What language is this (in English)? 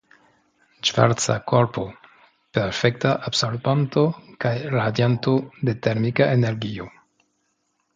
Esperanto